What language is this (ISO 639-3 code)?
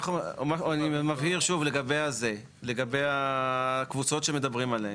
heb